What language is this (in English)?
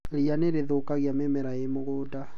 Kikuyu